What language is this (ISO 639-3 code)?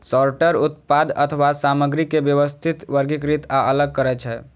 mai